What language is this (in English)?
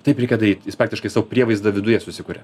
Lithuanian